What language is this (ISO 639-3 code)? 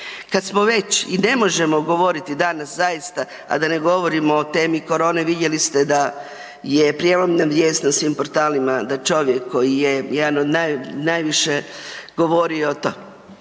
hrv